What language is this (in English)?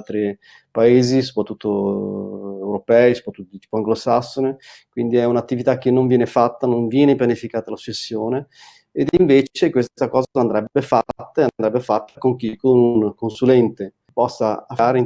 Italian